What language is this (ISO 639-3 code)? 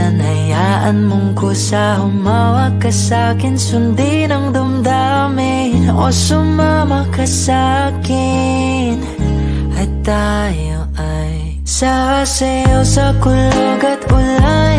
fil